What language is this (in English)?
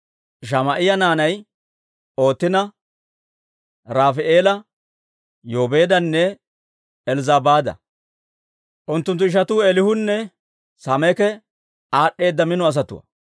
Dawro